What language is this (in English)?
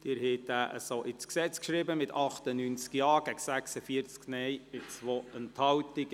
Swiss German